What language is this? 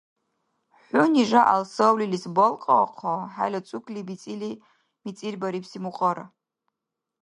Dargwa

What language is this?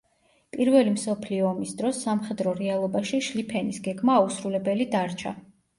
Georgian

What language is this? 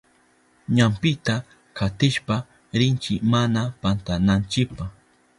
Southern Pastaza Quechua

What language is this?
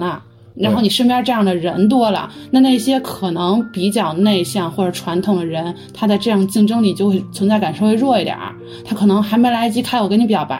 Chinese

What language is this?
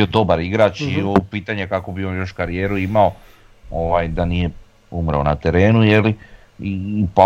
Croatian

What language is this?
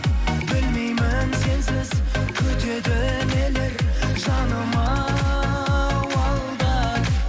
Kazakh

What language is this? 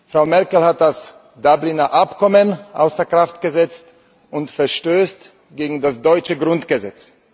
German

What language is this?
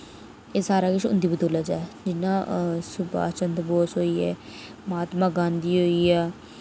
Dogri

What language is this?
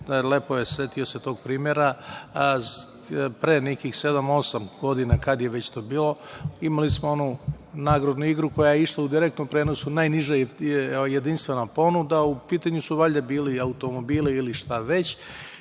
Serbian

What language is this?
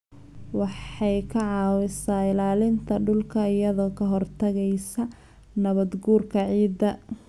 Somali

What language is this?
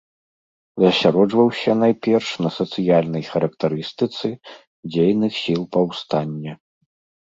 Belarusian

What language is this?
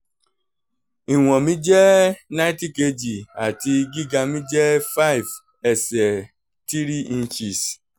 Yoruba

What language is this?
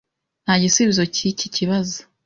Kinyarwanda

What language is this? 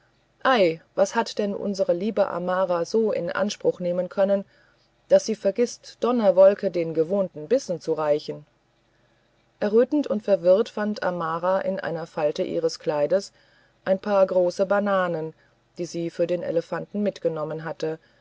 German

